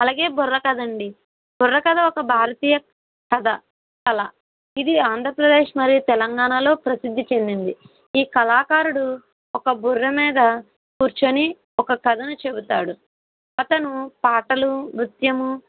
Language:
Telugu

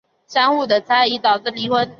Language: Chinese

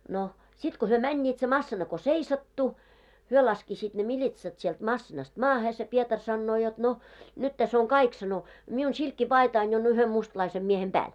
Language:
Finnish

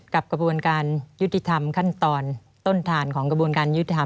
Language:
Thai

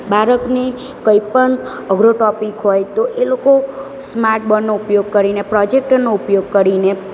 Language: Gujarati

